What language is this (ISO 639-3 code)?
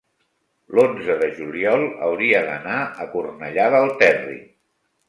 cat